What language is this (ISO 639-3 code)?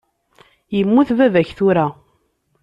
kab